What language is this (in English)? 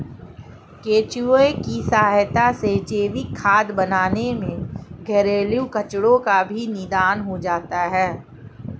Hindi